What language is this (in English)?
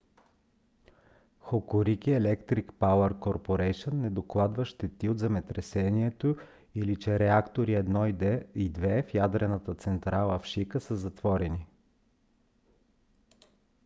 Bulgarian